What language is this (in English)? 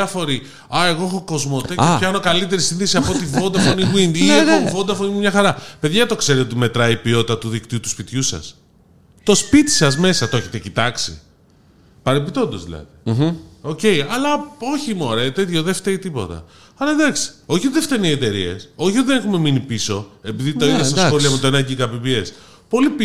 Greek